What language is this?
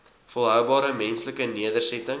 Afrikaans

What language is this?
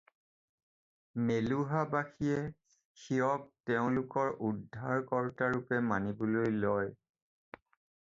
Assamese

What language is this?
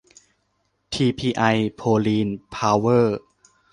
Thai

